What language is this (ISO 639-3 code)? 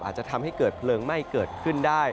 tha